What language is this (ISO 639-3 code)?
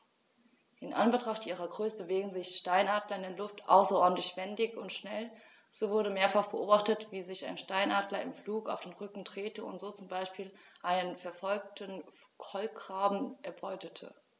deu